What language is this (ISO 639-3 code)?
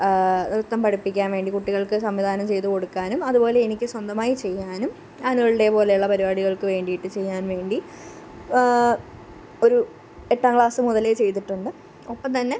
mal